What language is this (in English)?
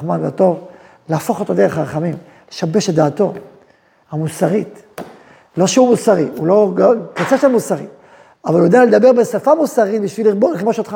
Hebrew